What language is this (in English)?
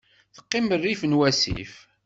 Kabyle